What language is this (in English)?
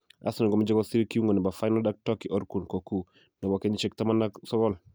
Kalenjin